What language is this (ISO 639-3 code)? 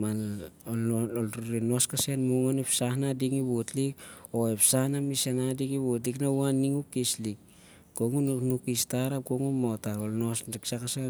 sjr